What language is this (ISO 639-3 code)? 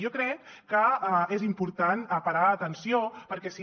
cat